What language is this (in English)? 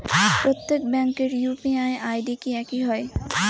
Bangla